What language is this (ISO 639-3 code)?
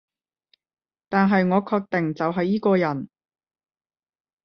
yue